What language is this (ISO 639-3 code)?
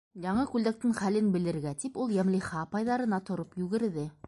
bak